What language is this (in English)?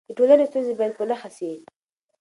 Pashto